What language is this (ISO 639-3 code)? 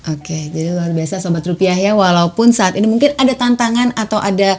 ind